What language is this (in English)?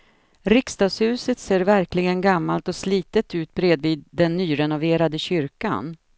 Swedish